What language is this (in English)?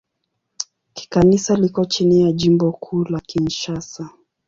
Swahili